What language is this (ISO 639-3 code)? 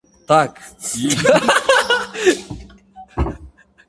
rus